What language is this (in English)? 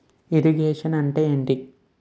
Telugu